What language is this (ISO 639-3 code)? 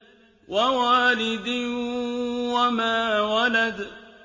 ara